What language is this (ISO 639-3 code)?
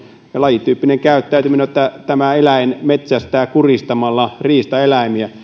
fin